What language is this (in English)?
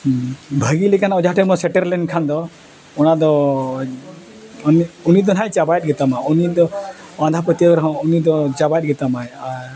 Santali